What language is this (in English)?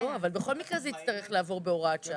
Hebrew